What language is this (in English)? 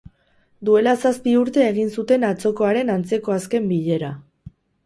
Basque